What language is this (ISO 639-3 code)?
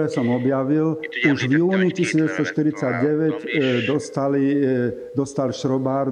slk